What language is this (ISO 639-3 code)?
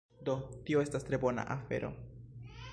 epo